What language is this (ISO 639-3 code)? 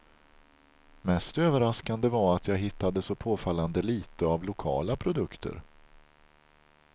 swe